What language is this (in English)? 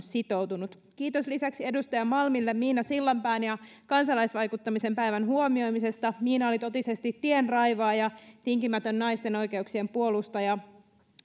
Finnish